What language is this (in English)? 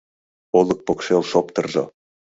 Mari